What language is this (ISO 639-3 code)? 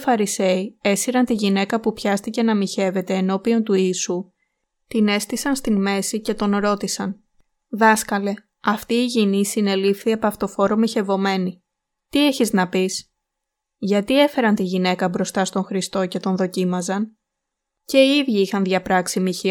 ell